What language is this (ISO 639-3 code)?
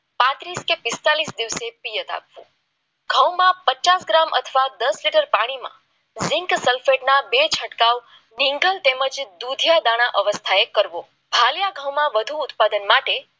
guj